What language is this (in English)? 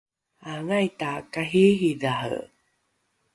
Rukai